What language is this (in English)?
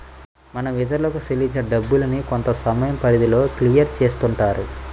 Telugu